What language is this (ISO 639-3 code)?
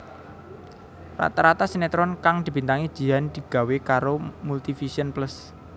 jav